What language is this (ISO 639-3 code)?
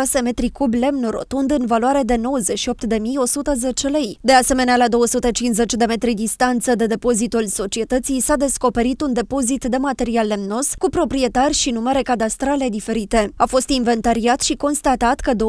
ron